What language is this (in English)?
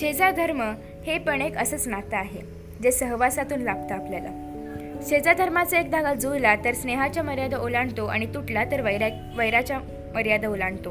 Marathi